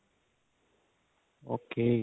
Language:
Punjabi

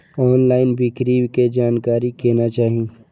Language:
Maithili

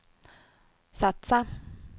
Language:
Swedish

